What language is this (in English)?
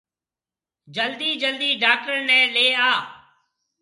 Marwari (Pakistan)